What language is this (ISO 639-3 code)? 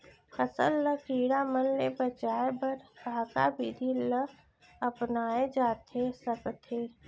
hne